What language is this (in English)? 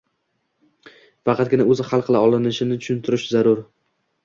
Uzbek